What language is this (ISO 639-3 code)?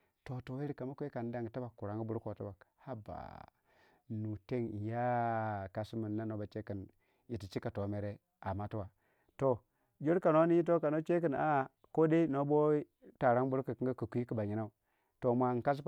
wja